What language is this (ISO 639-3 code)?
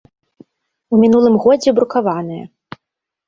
bel